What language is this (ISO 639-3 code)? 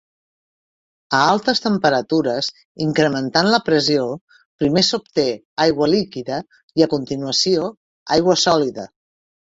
cat